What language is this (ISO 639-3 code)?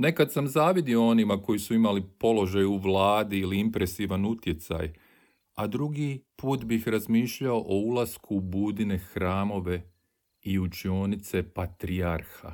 hrv